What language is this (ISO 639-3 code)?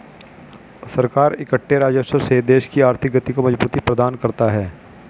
hin